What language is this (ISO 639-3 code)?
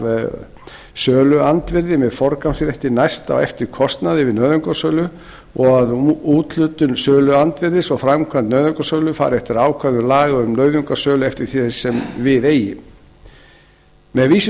isl